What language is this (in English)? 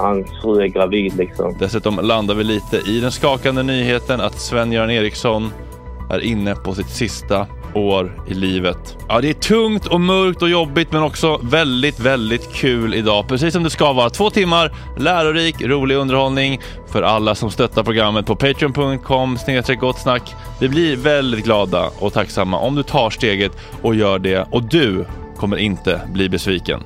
Swedish